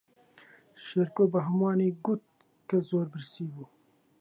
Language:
Central Kurdish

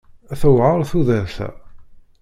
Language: Kabyle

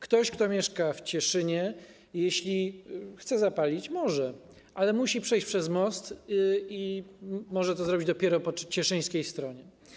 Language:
Polish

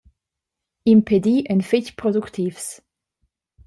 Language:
Romansh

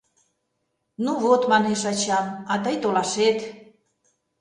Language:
Mari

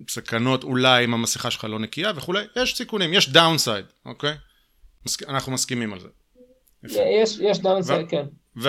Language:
Hebrew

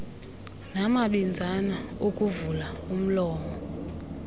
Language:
Xhosa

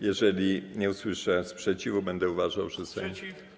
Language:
Polish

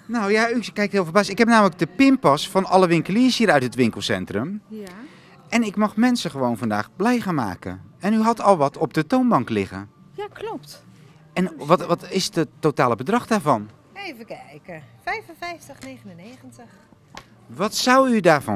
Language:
Dutch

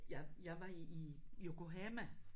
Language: Danish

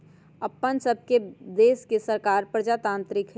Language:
Magahi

